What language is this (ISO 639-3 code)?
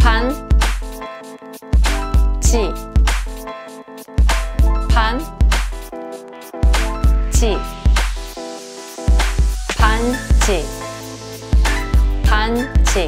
kor